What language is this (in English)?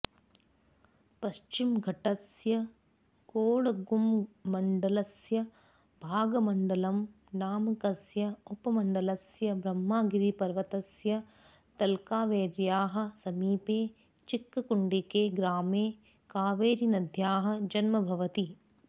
Sanskrit